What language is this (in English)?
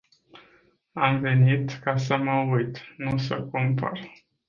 Romanian